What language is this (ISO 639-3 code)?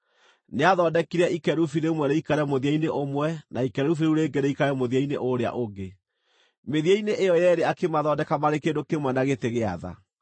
kik